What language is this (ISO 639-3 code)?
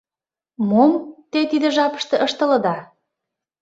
chm